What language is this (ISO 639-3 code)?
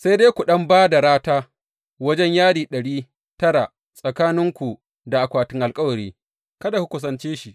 hau